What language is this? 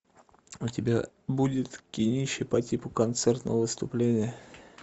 Russian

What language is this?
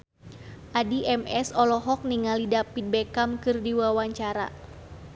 Sundanese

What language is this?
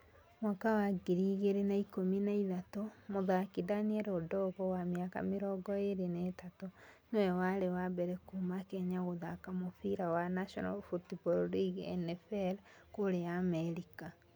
Kikuyu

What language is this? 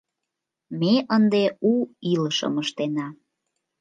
Mari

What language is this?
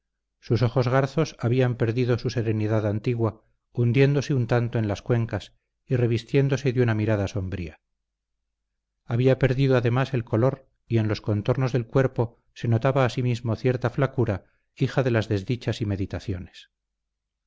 Spanish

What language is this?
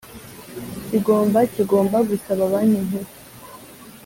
Kinyarwanda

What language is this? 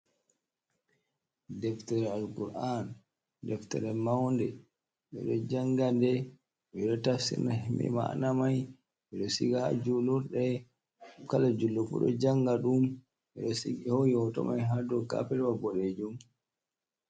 Fula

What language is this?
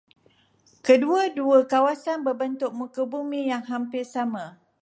Malay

